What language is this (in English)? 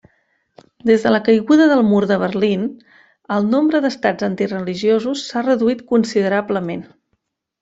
Catalan